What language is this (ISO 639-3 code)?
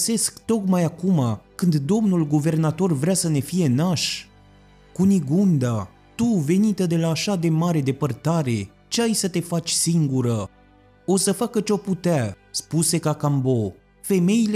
ron